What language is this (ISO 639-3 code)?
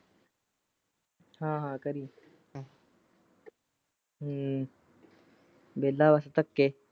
pan